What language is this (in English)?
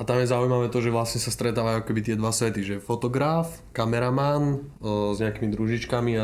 Slovak